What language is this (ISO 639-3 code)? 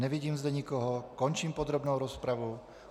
ces